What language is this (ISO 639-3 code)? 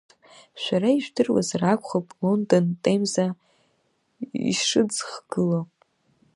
abk